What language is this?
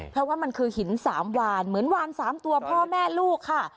Thai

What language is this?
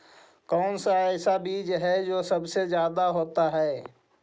Magahi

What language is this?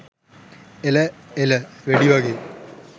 Sinhala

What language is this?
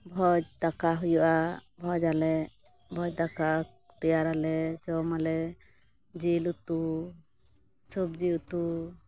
Santali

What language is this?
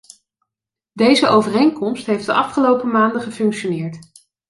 Dutch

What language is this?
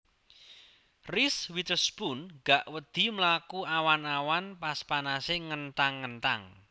Javanese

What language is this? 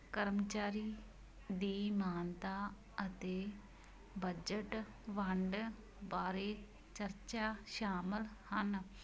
Punjabi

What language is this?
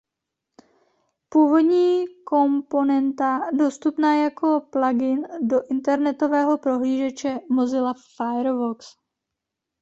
Czech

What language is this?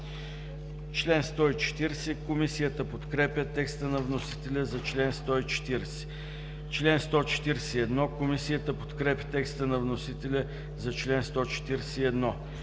Bulgarian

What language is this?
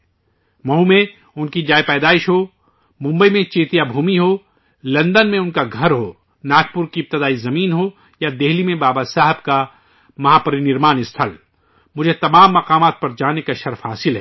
Urdu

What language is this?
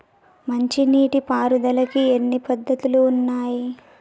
Telugu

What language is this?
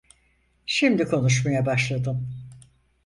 Turkish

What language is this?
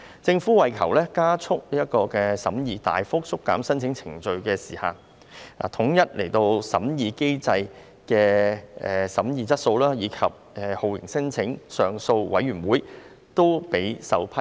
Cantonese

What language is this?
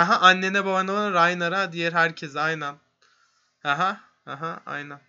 Turkish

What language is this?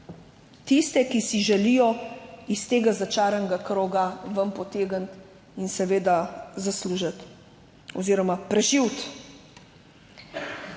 Slovenian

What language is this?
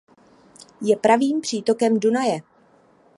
Czech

